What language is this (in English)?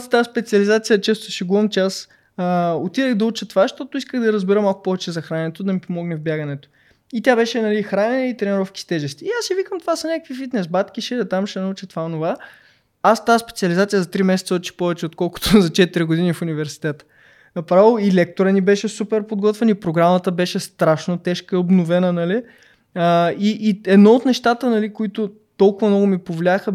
Bulgarian